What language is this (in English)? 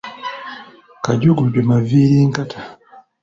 Ganda